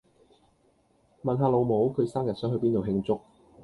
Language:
Cantonese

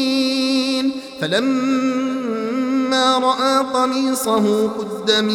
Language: Arabic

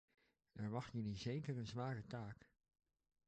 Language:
Dutch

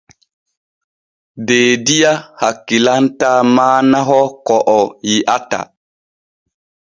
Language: Borgu Fulfulde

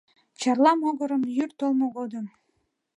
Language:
Mari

